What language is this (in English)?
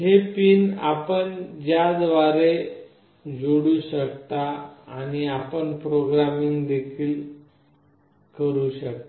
Marathi